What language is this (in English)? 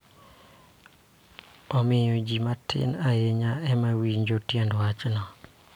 Luo (Kenya and Tanzania)